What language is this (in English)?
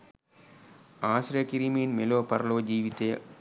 Sinhala